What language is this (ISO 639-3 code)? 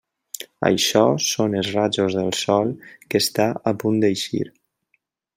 cat